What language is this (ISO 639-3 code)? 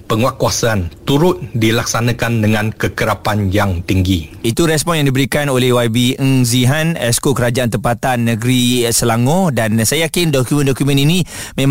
msa